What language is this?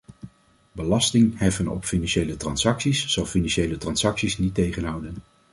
Dutch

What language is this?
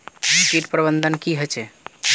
Magahi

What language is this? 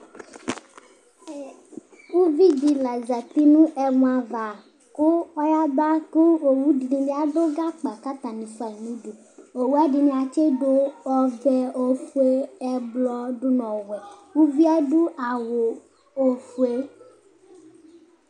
Ikposo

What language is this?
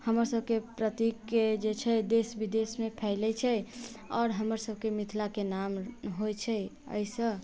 Maithili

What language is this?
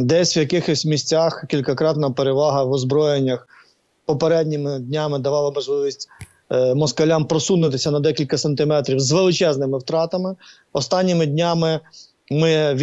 Ukrainian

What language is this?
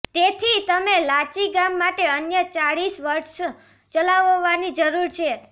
Gujarati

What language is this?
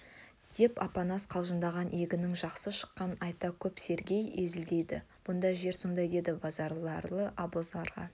Kazakh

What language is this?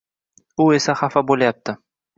Uzbek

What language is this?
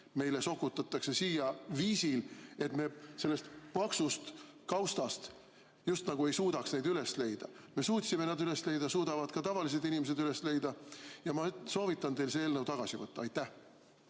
Estonian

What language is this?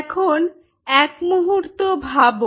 Bangla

